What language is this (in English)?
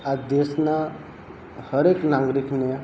Gujarati